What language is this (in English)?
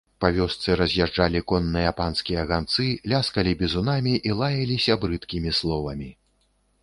Belarusian